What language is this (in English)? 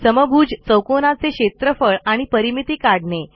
Marathi